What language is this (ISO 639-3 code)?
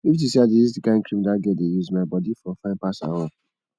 pcm